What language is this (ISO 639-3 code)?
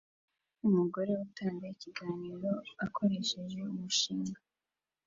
kin